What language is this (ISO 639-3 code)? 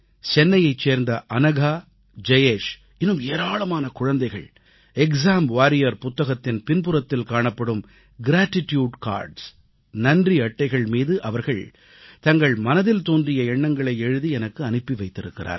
tam